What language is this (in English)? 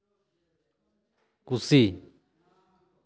Santali